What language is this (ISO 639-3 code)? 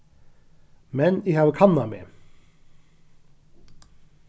fao